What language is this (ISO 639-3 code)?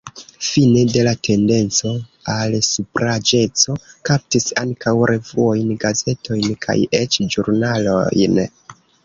epo